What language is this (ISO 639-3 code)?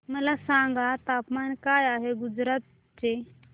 mar